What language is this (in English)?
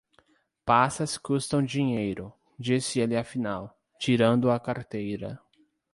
Portuguese